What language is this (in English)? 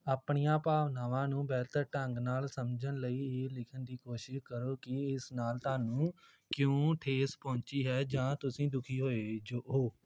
Punjabi